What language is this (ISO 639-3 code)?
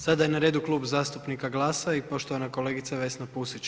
hrv